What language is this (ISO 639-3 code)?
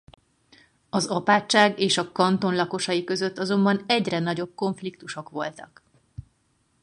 hun